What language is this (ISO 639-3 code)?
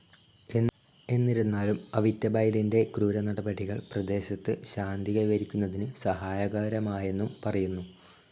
mal